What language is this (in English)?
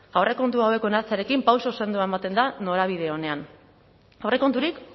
Basque